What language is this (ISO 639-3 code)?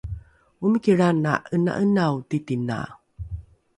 dru